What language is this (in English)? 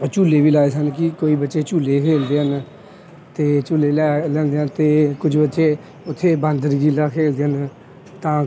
Punjabi